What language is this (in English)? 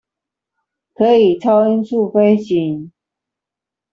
Chinese